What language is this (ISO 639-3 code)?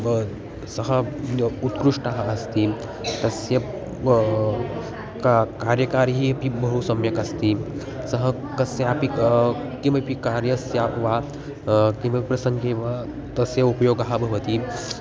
san